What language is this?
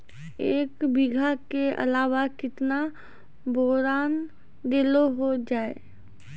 Maithili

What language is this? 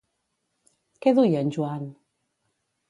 Catalan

